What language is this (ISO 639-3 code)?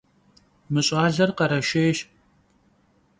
kbd